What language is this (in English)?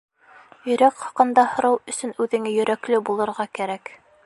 Bashkir